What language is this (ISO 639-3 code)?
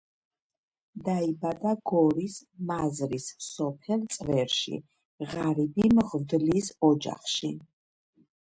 kat